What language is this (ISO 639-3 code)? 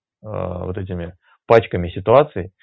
rus